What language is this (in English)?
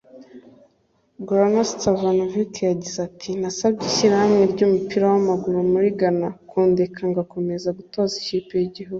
Kinyarwanda